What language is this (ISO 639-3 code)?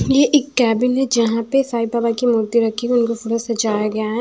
hin